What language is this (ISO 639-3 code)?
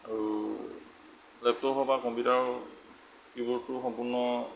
asm